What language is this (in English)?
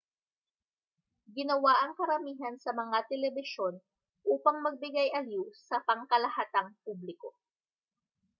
Filipino